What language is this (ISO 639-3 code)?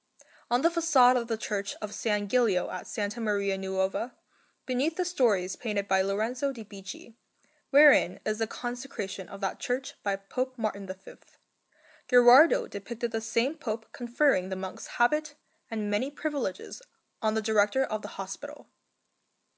eng